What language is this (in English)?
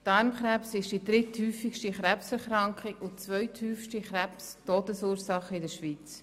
Swiss German